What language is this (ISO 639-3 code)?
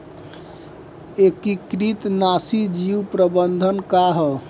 bho